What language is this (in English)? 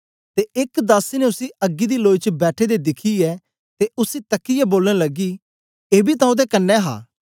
Dogri